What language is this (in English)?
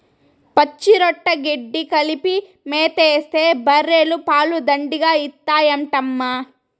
Telugu